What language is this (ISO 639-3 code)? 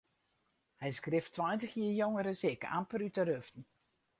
fry